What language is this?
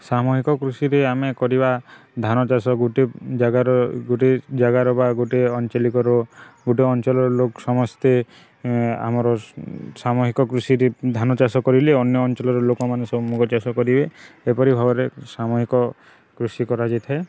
Odia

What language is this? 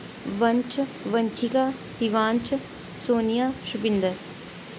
Dogri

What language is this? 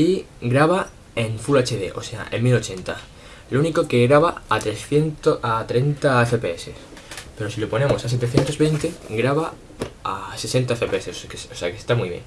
Spanish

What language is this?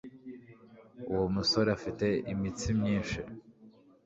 Kinyarwanda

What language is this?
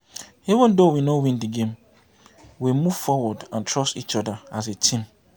Nigerian Pidgin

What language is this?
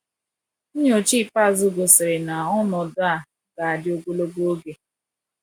Igbo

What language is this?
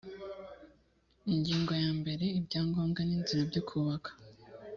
Kinyarwanda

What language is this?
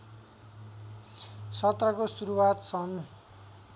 Nepali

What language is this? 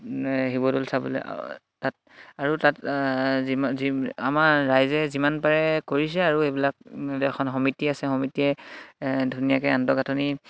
Assamese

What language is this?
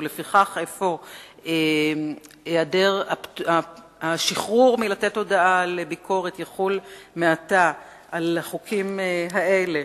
Hebrew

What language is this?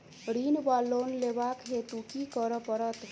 Maithili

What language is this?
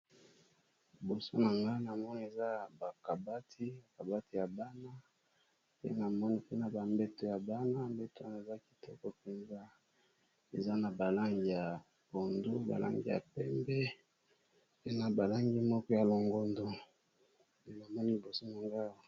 Lingala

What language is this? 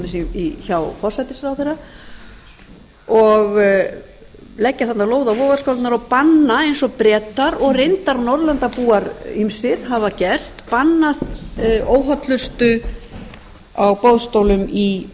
Icelandic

